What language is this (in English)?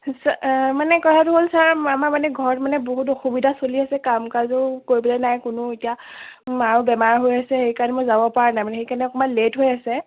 Assamese